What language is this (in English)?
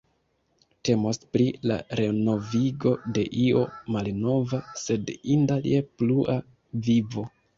Esperanto